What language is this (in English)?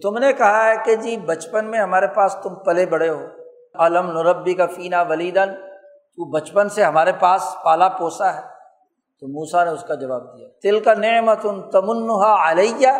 Urdu